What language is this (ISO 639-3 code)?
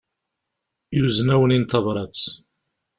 kab